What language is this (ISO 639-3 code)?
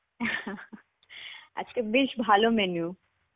ben